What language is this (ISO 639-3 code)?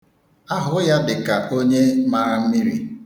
ibo